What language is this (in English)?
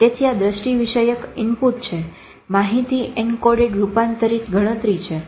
Gujarati